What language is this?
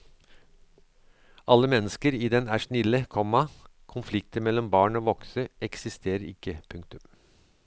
Norwegian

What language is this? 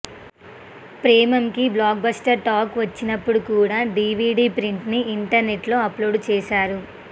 Telugu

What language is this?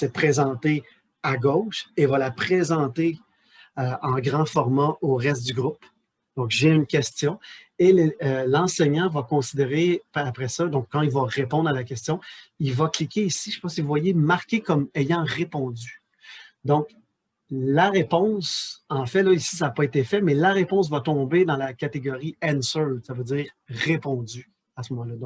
French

